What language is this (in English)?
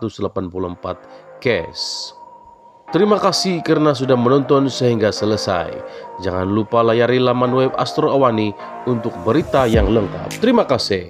Indonesian